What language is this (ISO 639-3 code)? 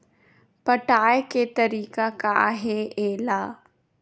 hne